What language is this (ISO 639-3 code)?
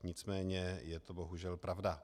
ces